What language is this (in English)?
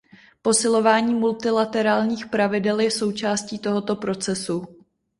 Czech